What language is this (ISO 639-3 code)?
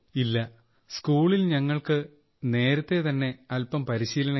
mal